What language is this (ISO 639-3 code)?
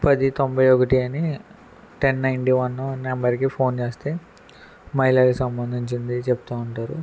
tel